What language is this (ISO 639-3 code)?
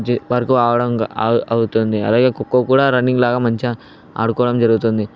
tel